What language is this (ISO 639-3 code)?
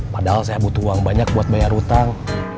ind